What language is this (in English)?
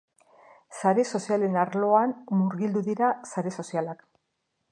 Basque